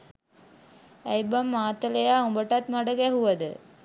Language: Sinhala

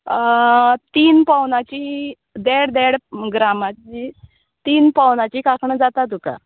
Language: Konkani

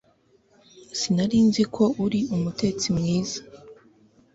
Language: Kinyarwanda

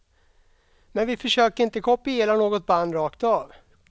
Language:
Swedish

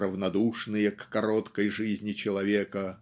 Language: Russian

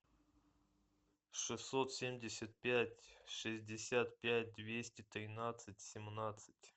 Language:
Russian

